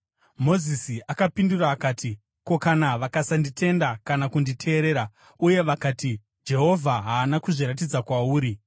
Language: Shona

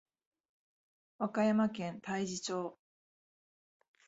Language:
Japanese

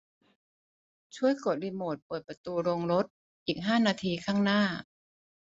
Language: Thai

